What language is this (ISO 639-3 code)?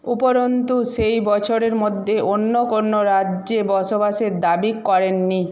ben